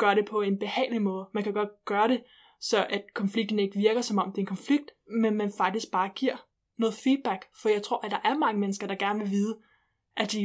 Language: Danish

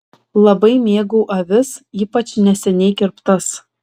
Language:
Lithuanian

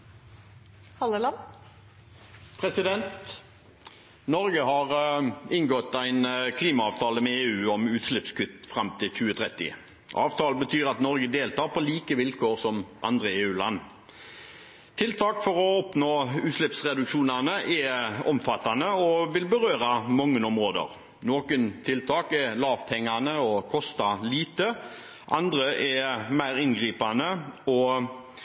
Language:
Norwegian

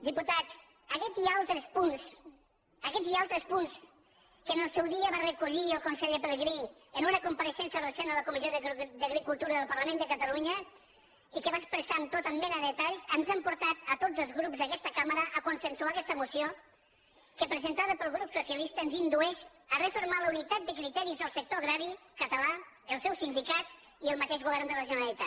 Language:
Catalan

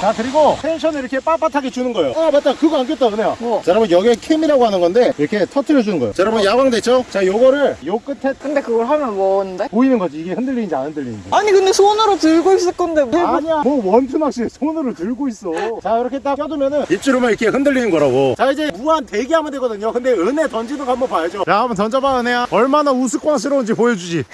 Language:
Korean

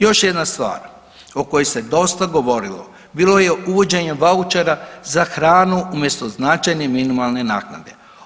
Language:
Croatian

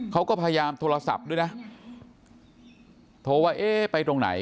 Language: Thai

